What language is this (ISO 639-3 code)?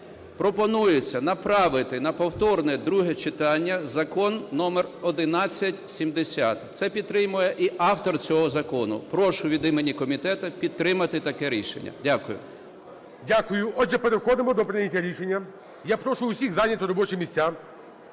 ukr